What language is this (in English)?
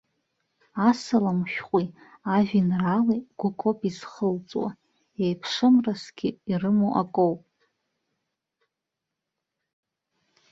Abkhazian